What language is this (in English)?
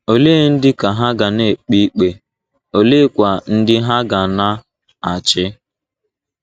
Igbo